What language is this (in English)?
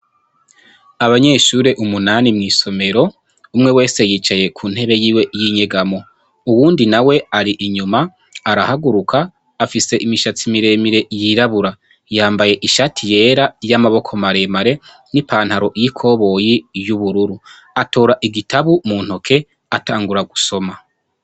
Rundi